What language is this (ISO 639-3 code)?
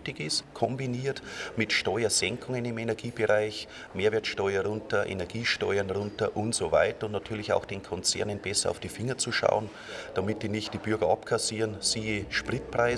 deu